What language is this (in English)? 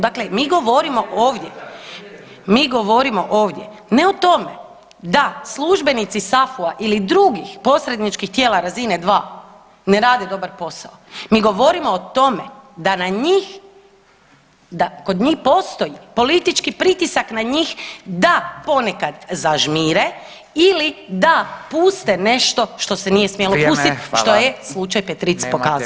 Croatian